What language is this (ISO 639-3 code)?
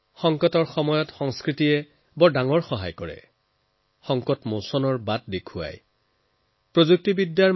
asm